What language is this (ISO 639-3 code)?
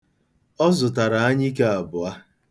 ibo